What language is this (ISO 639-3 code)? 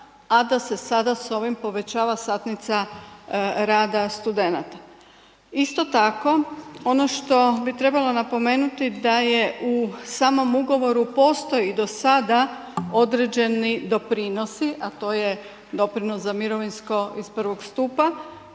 hrv